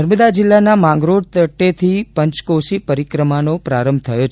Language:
Gujarati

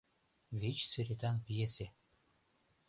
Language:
Mari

